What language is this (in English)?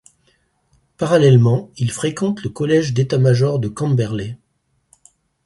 French